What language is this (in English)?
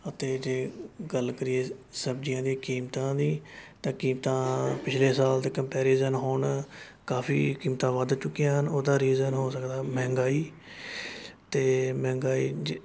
Punjabi